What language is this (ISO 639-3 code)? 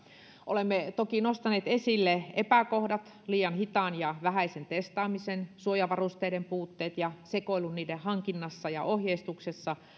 fin